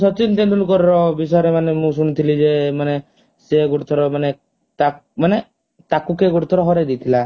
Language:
Odia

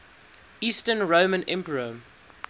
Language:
English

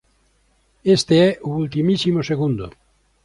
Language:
Galician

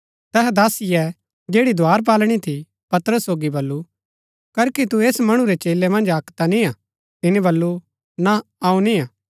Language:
Gaddi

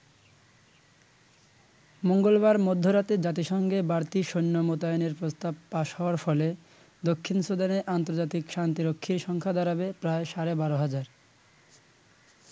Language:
Bangla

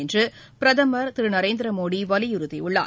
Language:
Tamil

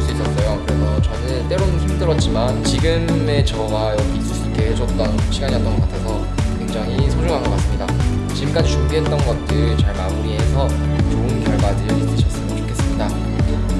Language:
Korean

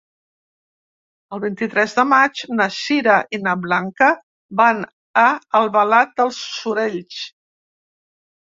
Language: Catalan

